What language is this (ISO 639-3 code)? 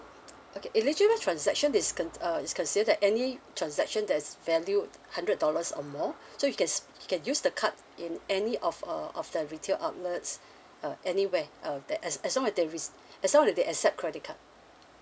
eng